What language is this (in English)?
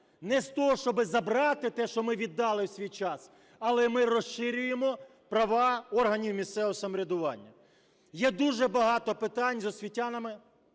Ukrainian